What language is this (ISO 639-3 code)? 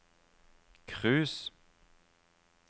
nor